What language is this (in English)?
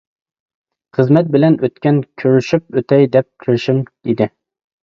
Uyghur